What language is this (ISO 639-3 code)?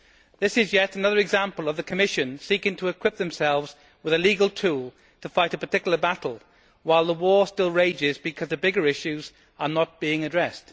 eng